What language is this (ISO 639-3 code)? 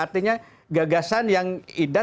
ind